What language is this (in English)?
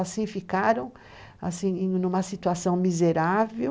Portuguese